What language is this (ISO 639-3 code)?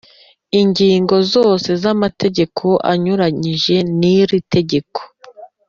kin